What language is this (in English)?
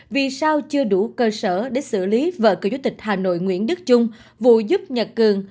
Vietnamese